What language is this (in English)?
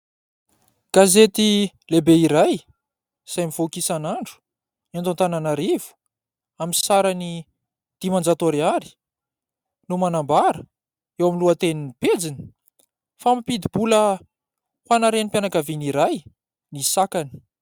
Malagasy